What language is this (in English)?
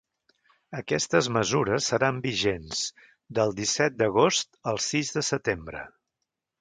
Catalan